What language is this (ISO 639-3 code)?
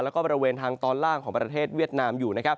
tha